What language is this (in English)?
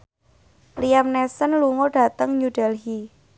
Javanese